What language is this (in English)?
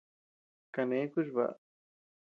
Tepeuxila Cuicatec